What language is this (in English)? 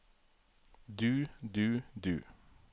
Norwegian